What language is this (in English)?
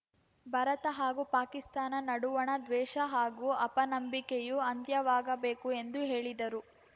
Kannada